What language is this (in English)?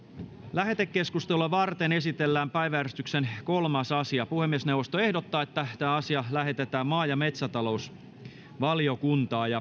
Finnish